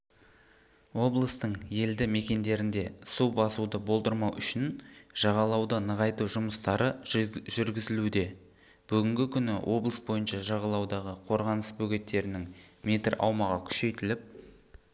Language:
Kazakh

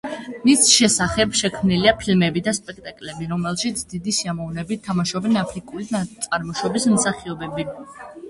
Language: Georgian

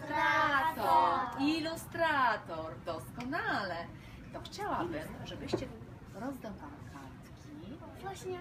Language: Polish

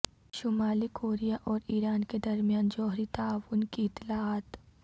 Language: Urdu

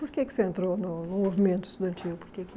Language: Portuguese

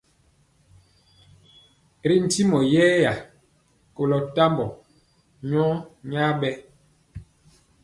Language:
Mpiemo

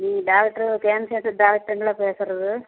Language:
Tamil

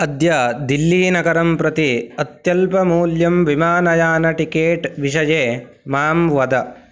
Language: Sanskrit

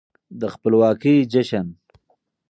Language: Pashto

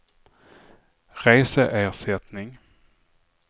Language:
Swedish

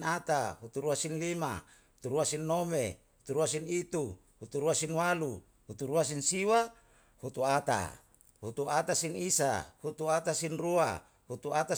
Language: Yalahatan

